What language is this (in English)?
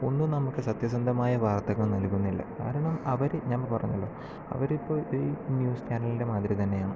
Malayalam